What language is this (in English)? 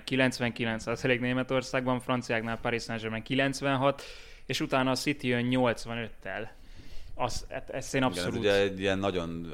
Hungarian